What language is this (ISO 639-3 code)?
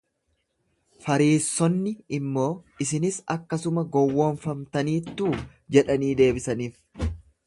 orm